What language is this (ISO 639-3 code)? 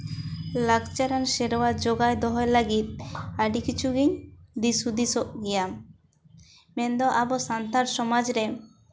sat